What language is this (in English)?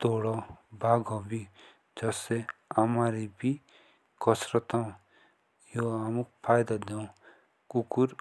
Jaunsari